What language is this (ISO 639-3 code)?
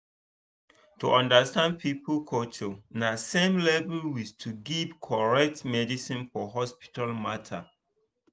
pcm